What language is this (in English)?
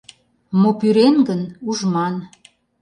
Mari